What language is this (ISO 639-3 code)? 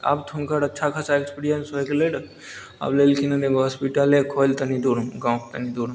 mai